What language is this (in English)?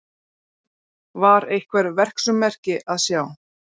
Icelandic